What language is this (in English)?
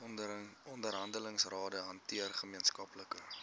Afrikaans